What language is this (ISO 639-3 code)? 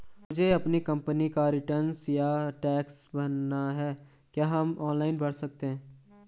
hin